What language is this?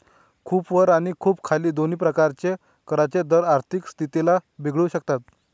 Marathi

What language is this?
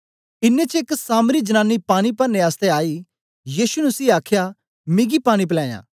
Dogri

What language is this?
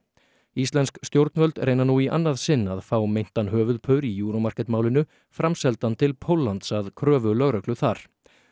Icelandic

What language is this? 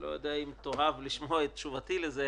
Hebrew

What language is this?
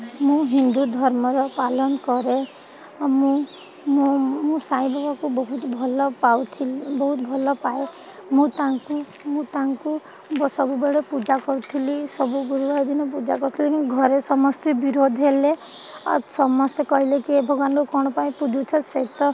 Odia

